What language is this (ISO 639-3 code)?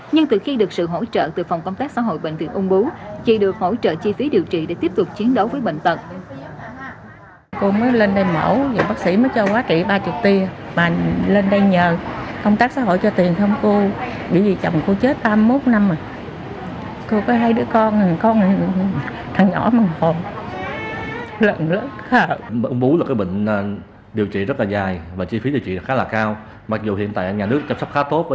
vie